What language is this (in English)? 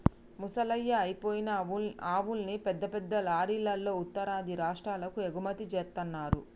Telugu